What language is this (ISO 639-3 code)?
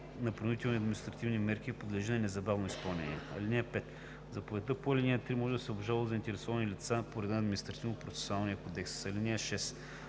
bul